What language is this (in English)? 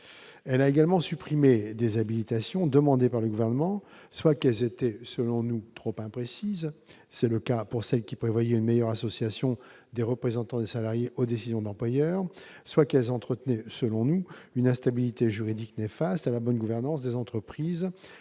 French